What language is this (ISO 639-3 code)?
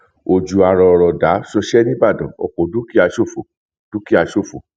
yor